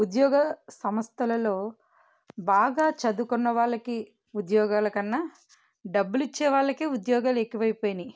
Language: Telugu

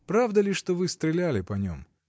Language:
Russian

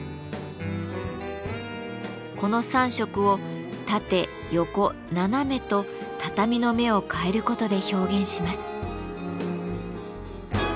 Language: Japanese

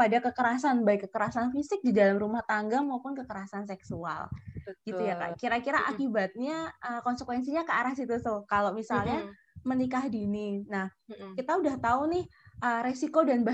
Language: Indonesian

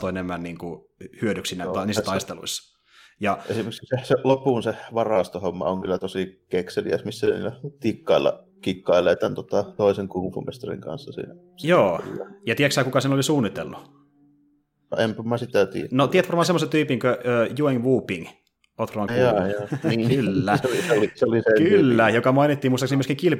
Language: Finnish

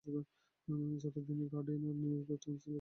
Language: Bangla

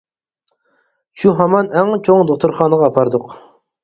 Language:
Uyghur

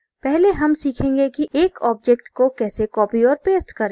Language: Hindi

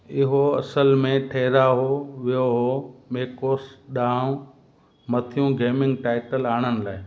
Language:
Sindhi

